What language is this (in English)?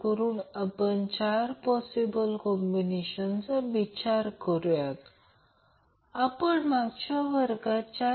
Marathi